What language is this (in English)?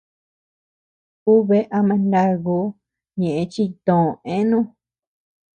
Tepeuxila Cuicatec